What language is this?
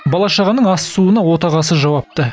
Kazakh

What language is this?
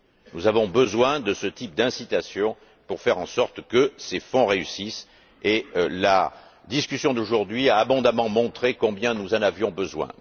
French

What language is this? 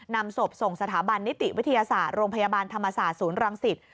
Thai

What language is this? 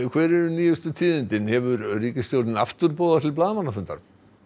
Icelandic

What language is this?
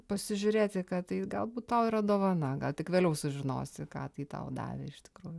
Lithuanian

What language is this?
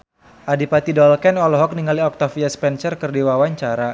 Sundanese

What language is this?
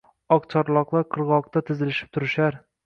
Uzbek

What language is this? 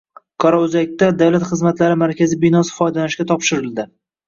Uzbek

